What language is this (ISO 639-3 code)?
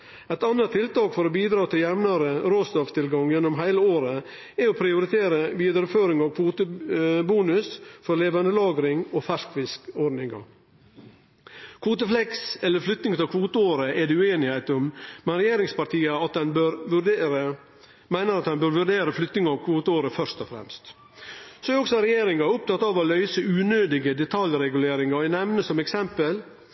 nno